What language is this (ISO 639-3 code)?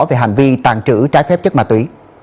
vie